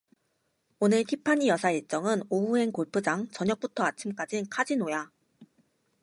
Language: Korean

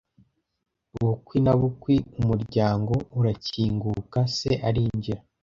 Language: Kinyarwanda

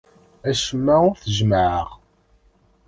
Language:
Kabyle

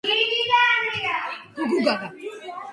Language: Georgian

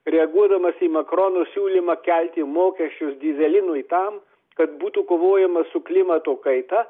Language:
Lithuanian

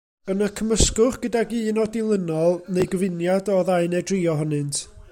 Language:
Welsh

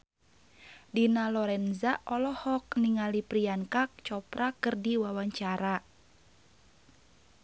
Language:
Sundanese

